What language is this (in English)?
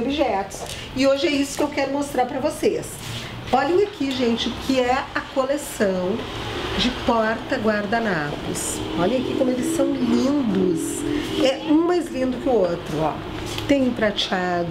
Portuguese